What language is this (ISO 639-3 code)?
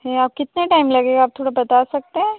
hin